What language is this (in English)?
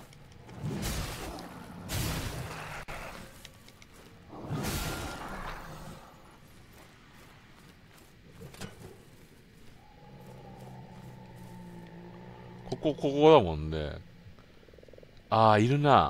Japanese